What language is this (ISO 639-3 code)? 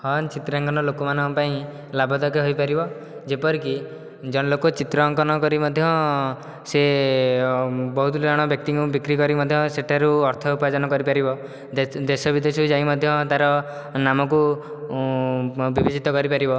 ori